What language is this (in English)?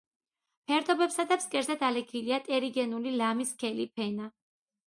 Georgian